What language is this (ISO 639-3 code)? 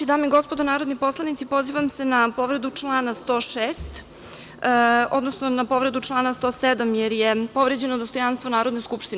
srp